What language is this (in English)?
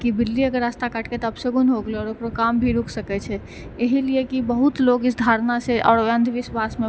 Maithili